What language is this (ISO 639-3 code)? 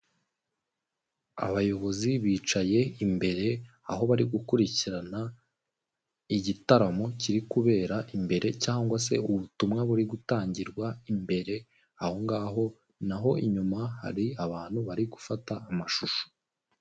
kin